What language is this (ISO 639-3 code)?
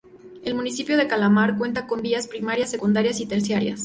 spa